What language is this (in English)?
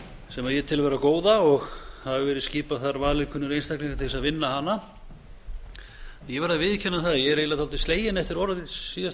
Icelandic